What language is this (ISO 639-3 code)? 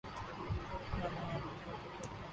urd